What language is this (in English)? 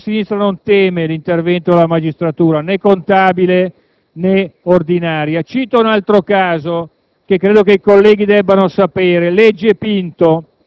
Italian